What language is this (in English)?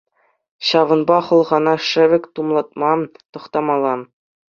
Chuvash